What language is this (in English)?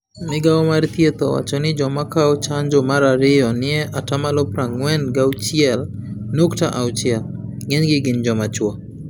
Luo (Kenya and Tanzania)